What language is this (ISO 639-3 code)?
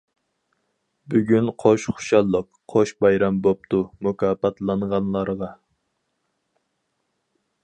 uig